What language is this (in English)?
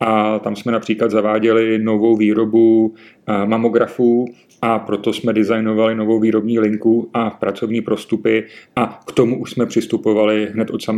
Czech